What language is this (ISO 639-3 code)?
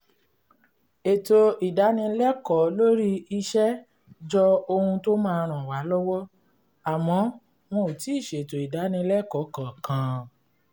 yor